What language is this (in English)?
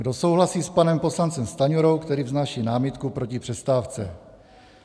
Czech